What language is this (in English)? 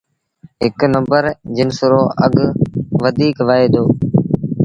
Sindhi Bhil